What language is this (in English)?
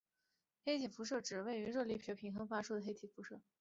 Chinese